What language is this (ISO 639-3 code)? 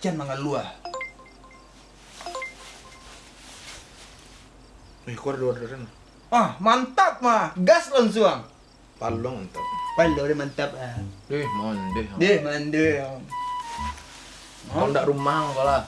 ind